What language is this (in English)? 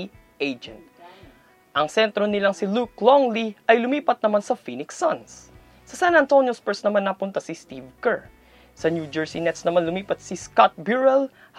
Filipino